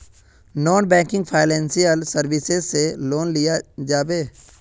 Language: Magahi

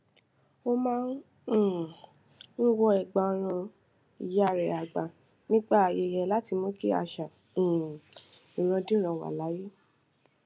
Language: Yoruba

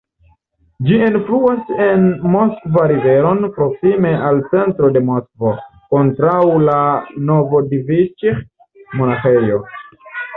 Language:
Esperanto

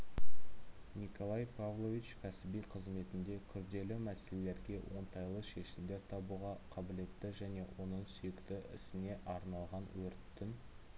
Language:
Kazakh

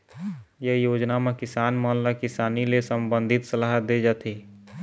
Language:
Chhattisgarhi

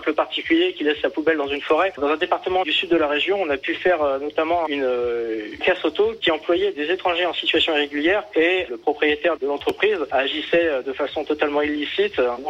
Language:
French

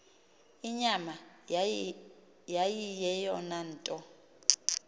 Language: Xhosa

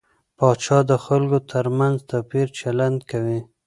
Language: Pashto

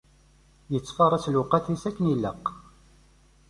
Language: Kabyle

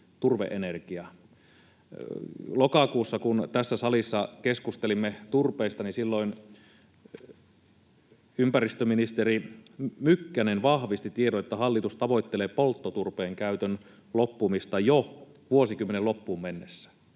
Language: Finnish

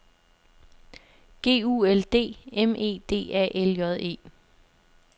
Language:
Danish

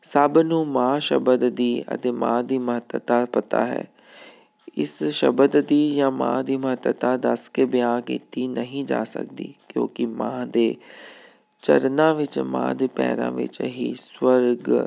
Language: Punjabi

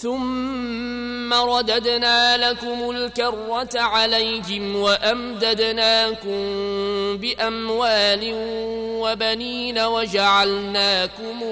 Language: Arabic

